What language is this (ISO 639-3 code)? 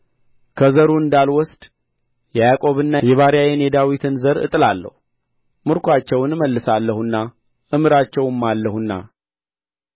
amh